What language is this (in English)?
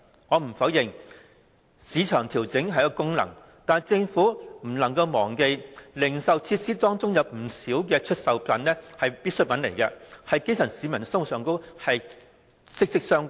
Cantonese